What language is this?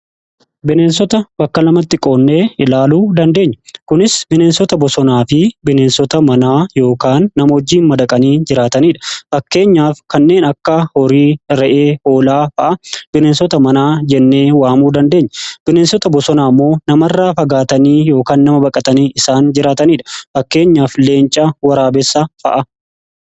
Oromo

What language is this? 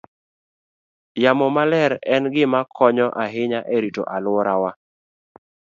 Luo (Kenya and Tanzania)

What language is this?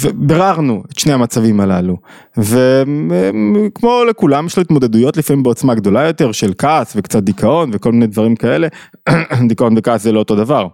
Hebrew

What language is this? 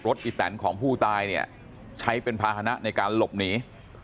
Thai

